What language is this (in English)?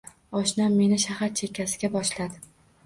Uzbek